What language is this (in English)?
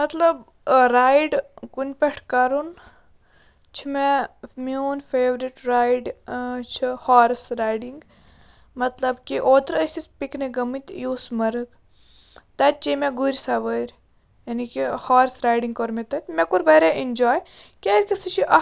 Kashmiri